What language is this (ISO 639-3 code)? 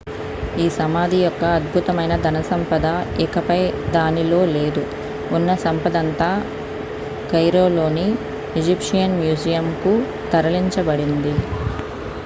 tel